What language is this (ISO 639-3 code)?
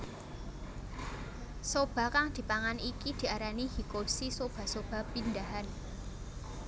jav